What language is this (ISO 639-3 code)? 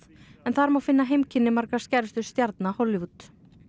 isl